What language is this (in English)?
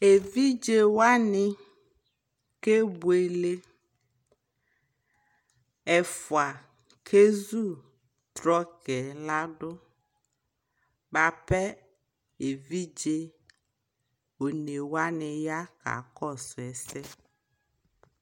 Ikposo